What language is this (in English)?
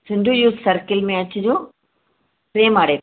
Sindhi